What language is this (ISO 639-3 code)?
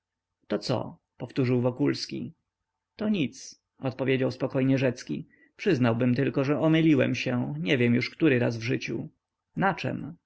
pol